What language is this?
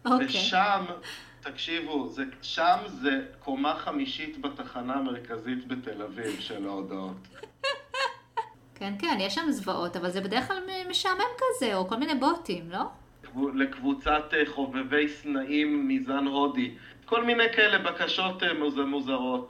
Hebrew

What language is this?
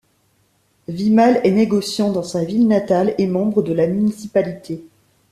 French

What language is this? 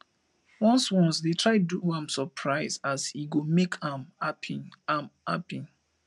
Nigerian Pidgin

